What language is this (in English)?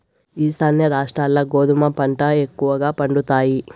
Telugu